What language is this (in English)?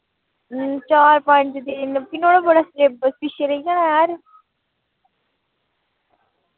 Dogri